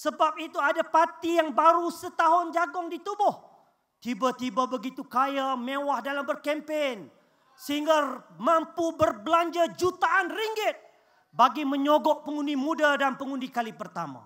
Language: Malay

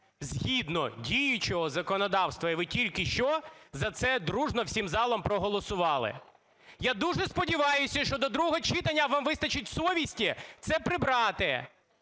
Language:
Ukrainian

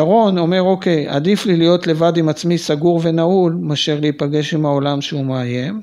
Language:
Hebrew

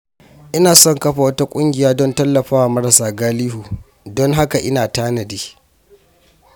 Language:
Hausa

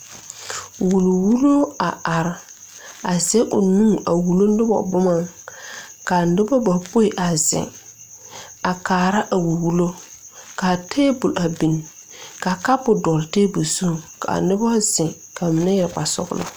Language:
Southern Dagaare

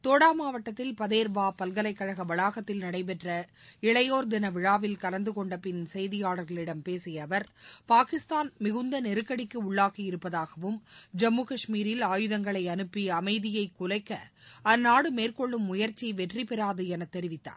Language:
Tamil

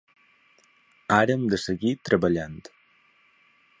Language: Catalan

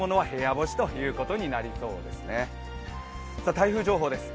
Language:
Japanese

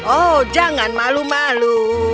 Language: Indonesian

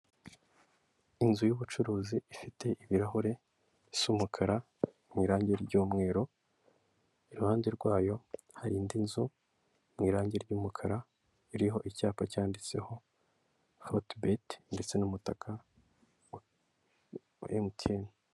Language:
Kinyarwanda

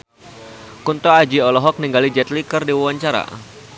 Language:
Sundanese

